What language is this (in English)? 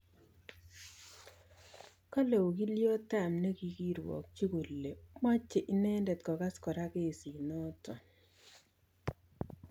Kalenjin